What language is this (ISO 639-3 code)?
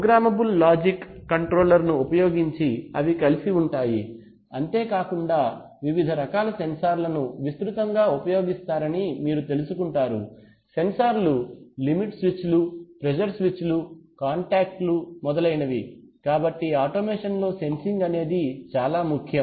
tel